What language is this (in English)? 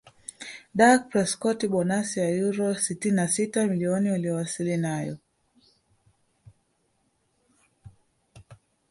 Swahili